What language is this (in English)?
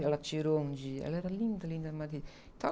Portuguese